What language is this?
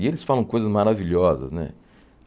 Portuguese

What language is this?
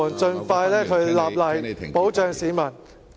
Cantonese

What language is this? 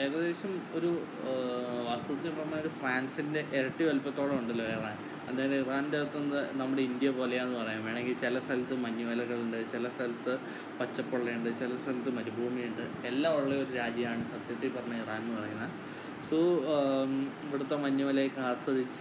Malayalam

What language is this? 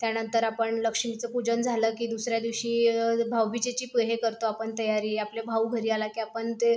Marathi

